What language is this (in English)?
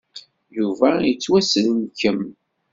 Kabyle